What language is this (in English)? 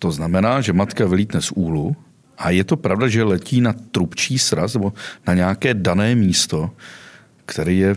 Czech